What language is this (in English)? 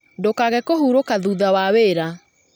Kikuyu